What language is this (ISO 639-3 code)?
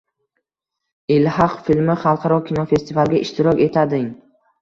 uzb